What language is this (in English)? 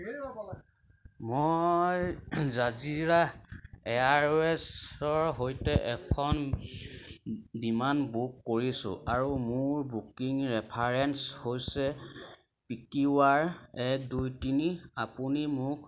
Assamese